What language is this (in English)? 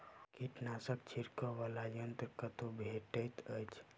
Maithili